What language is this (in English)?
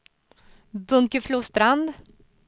Swedish